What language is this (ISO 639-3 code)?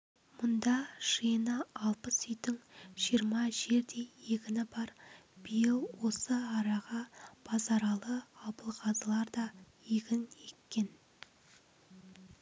kaz